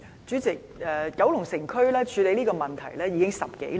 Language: Cantonese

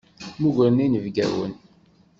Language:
Kabyle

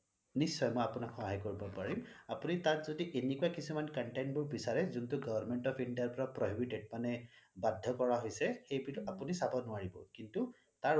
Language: Assamese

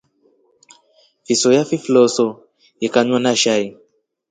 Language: Rombo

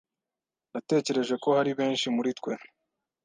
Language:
Kinyarwanda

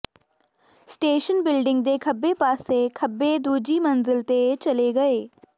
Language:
Punjabi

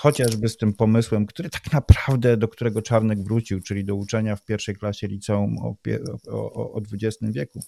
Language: Polish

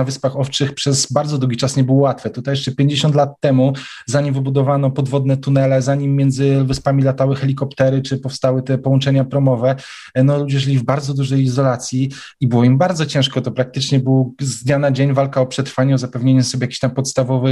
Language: Polish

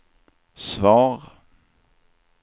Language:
Swedish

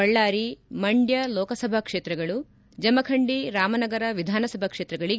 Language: Kannada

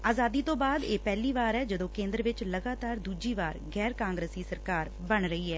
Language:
Punjabi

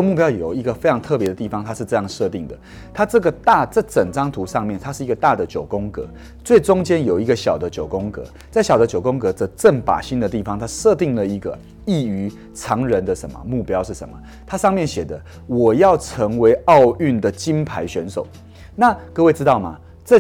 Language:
Chinese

